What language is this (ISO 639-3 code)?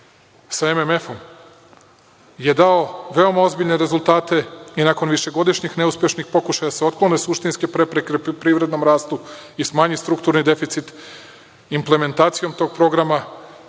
srp